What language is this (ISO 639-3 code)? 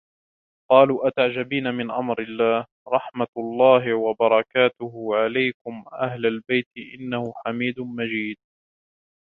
ara